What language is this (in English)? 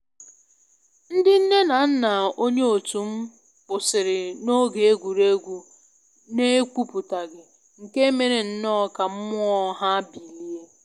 Igbo